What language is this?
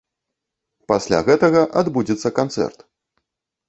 Belarusian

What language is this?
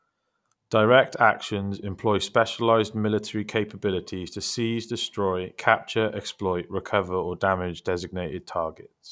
English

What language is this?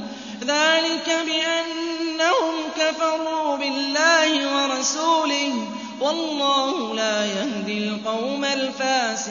Arabic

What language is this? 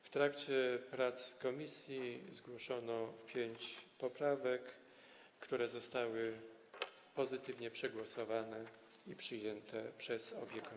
Polish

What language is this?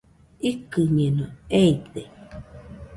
Nüpode Huitoto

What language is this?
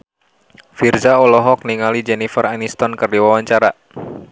Sundanese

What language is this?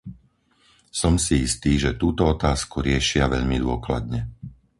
Slovak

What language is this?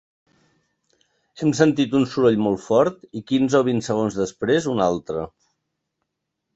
Catalan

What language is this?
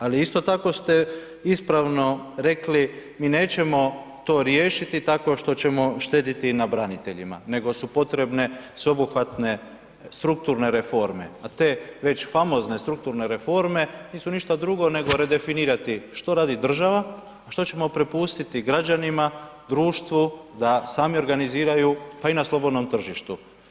Croatian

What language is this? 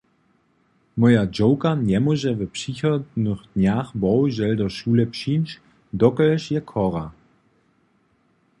Upper Sorbian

